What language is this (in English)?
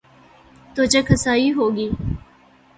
Urdu